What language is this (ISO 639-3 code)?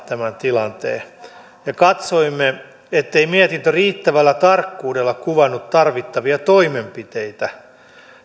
fin